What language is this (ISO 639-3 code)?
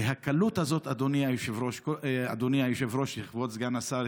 heb